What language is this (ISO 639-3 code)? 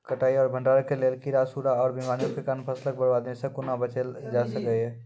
mai